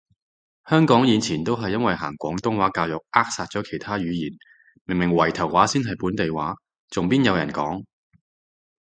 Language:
Cantonese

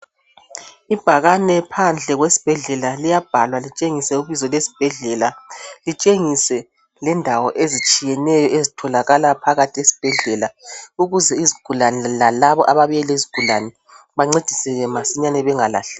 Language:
North Ndebele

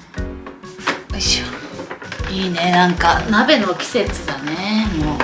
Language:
Japanese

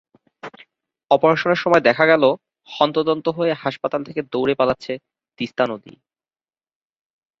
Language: Bangla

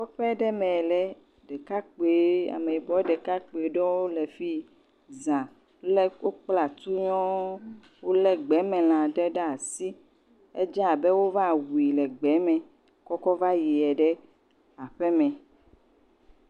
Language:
Ewe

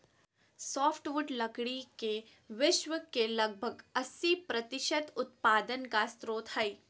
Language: Magahi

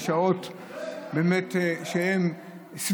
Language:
Hebrew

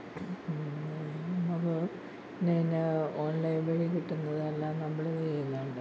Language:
Malayalam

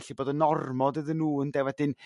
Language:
Welsh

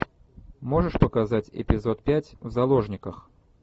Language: Russian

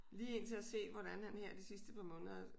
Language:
Danish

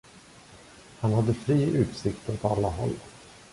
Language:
Swedish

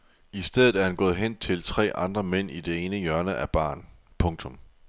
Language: Danish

